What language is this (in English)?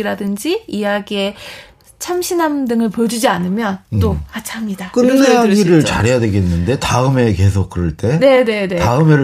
Korean